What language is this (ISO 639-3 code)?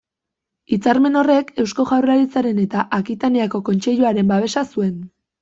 eus